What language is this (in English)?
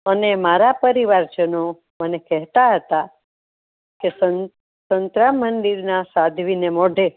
Gujarati